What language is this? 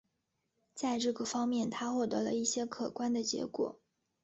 Chinese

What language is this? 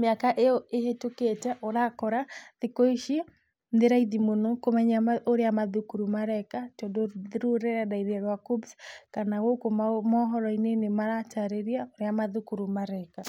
Kikuyu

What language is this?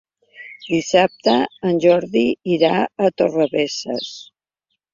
Catalan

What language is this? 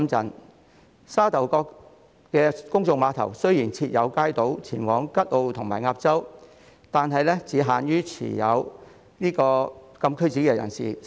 Cantonese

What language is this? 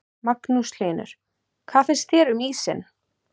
Icelandic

